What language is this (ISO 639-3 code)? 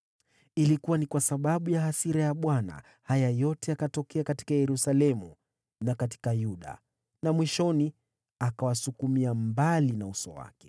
swa